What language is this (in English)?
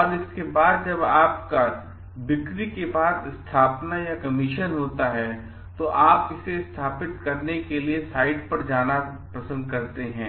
Hindi